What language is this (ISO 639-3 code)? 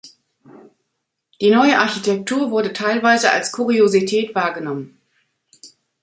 deu